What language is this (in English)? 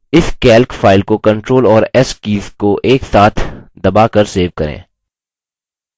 Hindi